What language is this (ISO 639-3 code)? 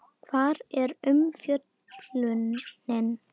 isl